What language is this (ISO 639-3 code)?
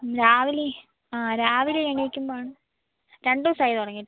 mal